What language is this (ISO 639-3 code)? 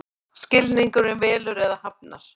isl